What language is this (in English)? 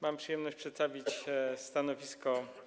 Polish